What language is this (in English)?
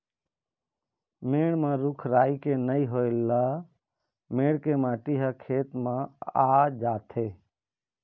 Chhattisgarhi